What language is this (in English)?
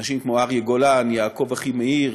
Hebrew